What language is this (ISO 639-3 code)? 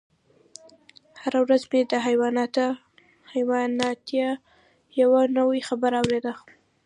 pus